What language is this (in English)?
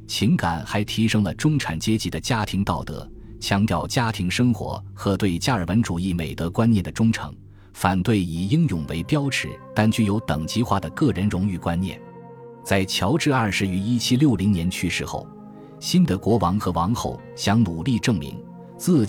Chinese